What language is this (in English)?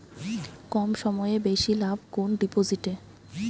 Bangla